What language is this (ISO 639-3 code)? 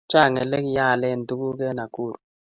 kln